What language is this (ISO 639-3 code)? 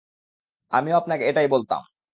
ben